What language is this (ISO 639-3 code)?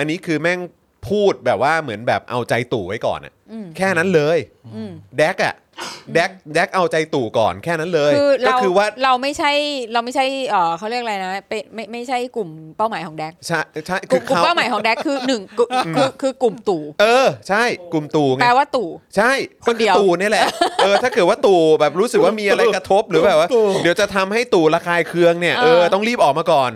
tha